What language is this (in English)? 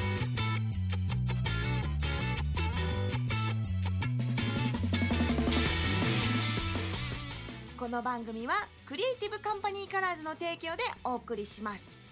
Japanese